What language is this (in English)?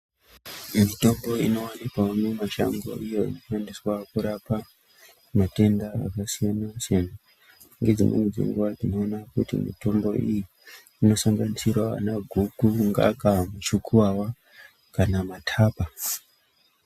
Ndau